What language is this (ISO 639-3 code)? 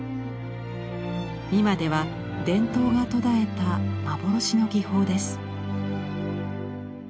jpn